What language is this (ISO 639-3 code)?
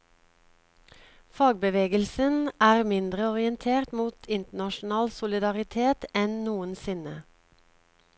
nor